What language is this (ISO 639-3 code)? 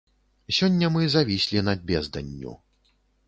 bel